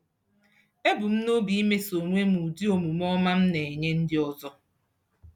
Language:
Igbo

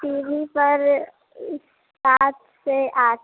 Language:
Maithili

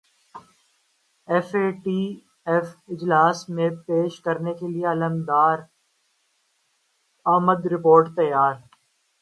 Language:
Urdu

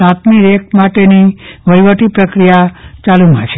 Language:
Gujarati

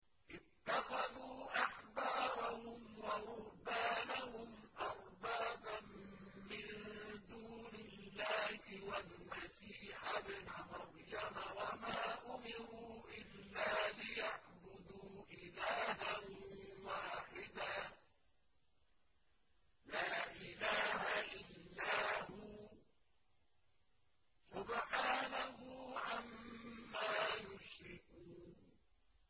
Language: Arabic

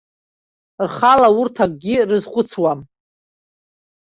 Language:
Abkhazian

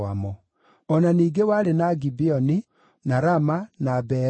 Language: Kikuyu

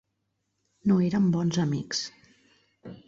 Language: Catalan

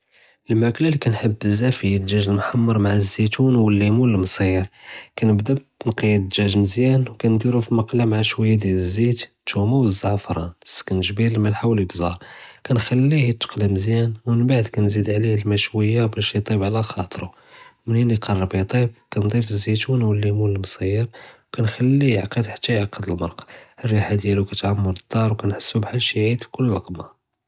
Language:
Judeo-Arabic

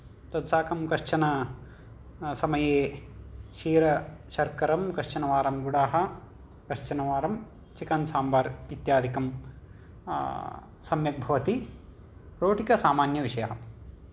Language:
Sanskrit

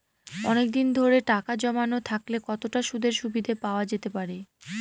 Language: Bangla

